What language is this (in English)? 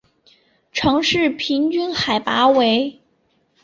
Chinese